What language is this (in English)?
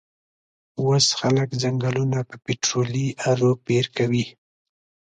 Pashto